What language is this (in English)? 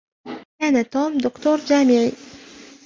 Arabic